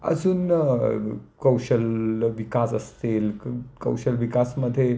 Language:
Marathi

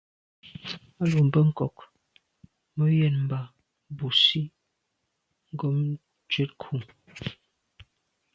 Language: Medumba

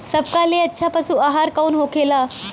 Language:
Bhojpuri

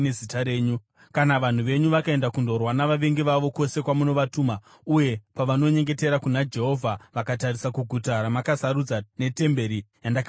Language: Shona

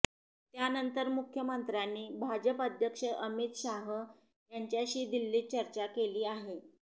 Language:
Marathi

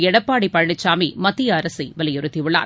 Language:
Tamil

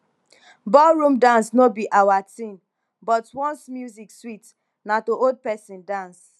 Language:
Nigerian Pidgin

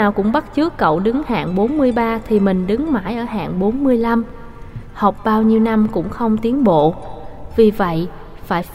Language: Vietnamese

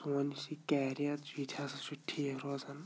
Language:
Kashmiri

